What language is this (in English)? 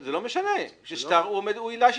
Hebrew